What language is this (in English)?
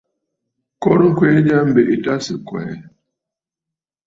Bafut